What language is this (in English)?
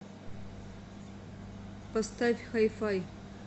Russian